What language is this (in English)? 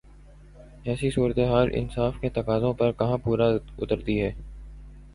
Urdu